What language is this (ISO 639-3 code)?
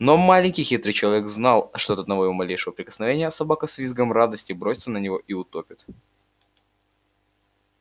rus